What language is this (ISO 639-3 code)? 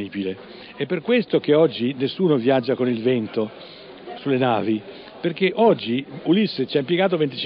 ita